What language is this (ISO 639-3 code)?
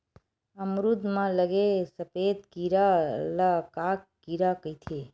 hne